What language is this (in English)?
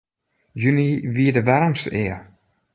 Western Frisian